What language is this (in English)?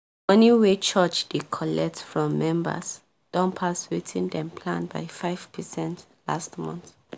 Nigerian Pidgin